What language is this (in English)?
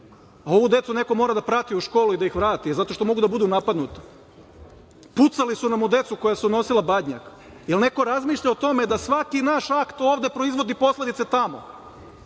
Serbian